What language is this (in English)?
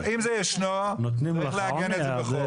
Hebrew